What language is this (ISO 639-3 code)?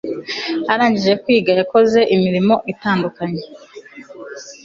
kin